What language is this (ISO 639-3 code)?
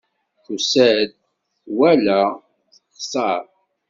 kab